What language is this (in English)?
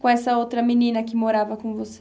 Portuguese